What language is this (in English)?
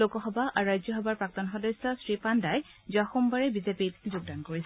Assamese